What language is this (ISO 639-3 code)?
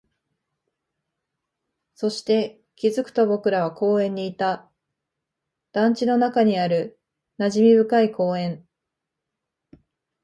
jpn